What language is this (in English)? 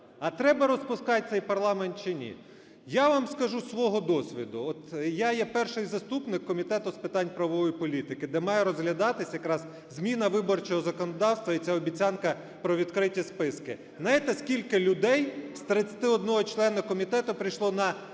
Ukrainian